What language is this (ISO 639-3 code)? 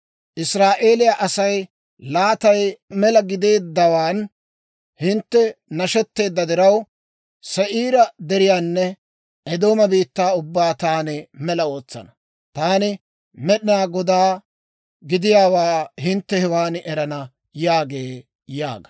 dwr